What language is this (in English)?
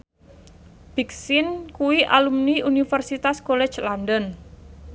Javanese